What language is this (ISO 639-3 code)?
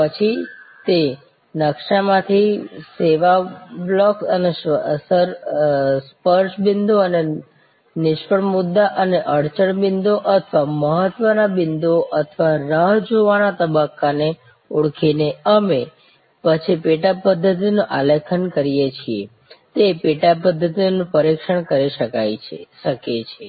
guj